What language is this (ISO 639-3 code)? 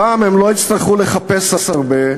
heb